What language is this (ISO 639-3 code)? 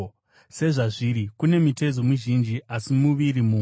sna